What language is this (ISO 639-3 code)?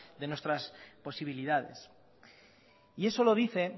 spa